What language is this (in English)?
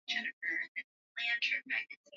Swahili